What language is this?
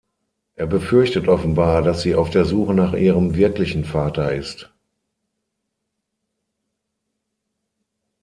German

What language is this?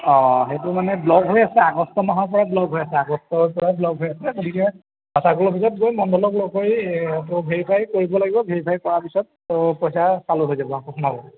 Assamese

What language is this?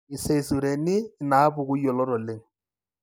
Masai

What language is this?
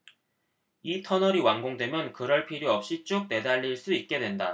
Korean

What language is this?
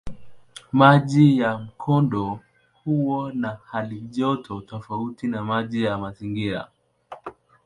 Swahili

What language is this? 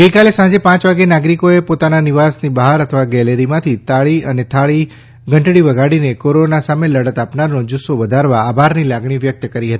Gujarati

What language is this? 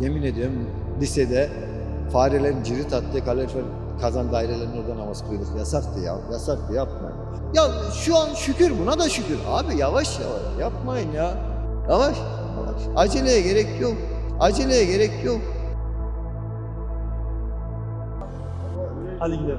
Turkish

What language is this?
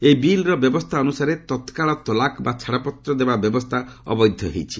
Odia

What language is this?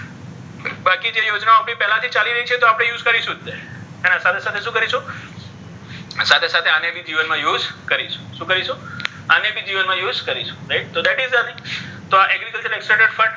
Gujarati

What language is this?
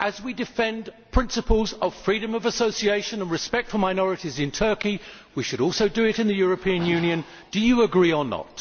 English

